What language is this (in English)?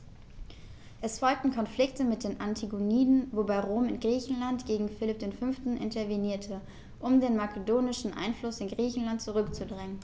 German